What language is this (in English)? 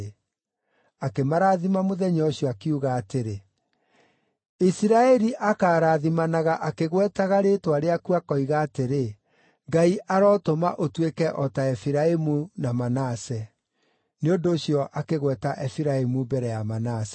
Kikuyu